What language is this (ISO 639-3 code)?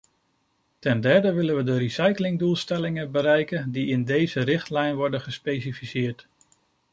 nld